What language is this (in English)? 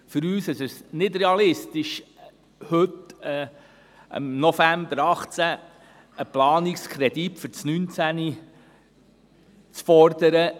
Swiss German